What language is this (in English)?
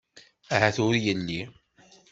Kabyle